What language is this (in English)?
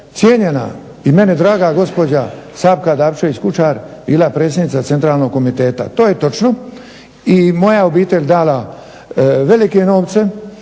Croatian